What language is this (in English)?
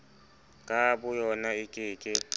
Southern Sotho